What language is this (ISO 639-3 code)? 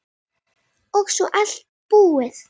isl